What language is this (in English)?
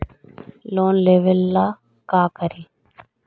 Magahi